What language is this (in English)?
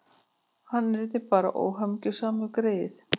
Icelandic